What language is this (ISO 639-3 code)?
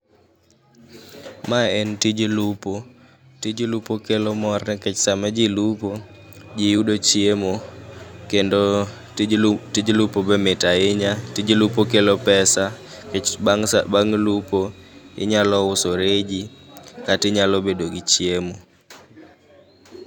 luo